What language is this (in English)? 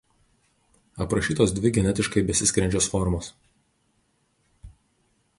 Lithuanian